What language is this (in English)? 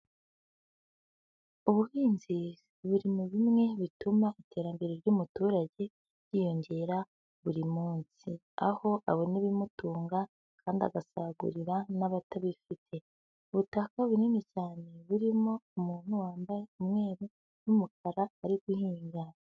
Kinyarwanda